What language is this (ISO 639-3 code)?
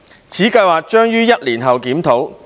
yue